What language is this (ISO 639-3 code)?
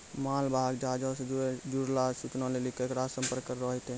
mai